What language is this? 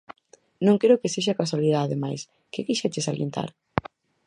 Galician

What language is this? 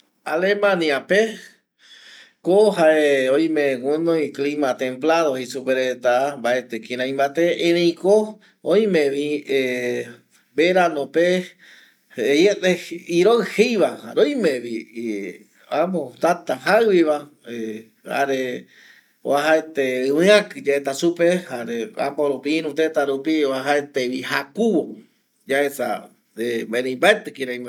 Eastern Bolivian Guaraní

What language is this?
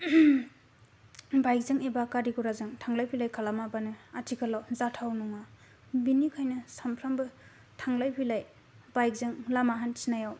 Bodo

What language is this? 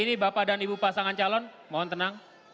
Indonesian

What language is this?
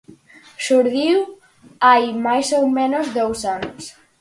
Galician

